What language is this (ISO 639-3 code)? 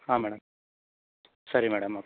kan